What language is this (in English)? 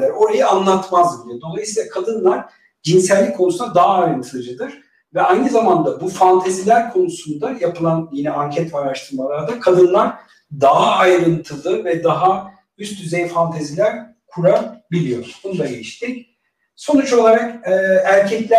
Turkish